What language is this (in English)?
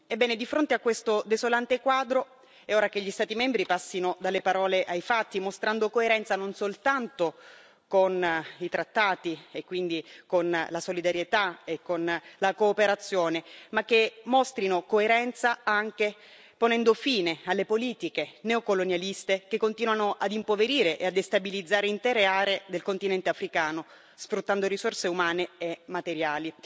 Italian